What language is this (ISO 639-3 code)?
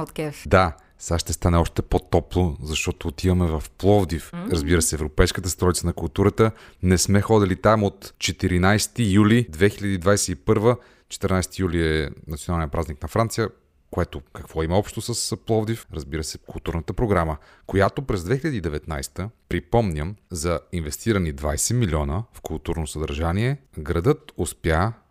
bul